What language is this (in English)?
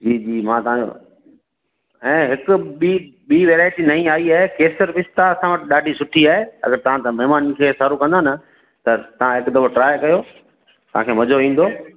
Sindhi